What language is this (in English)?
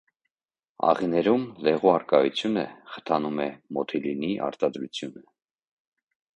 Armenian